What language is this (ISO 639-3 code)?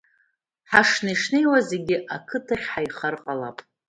abk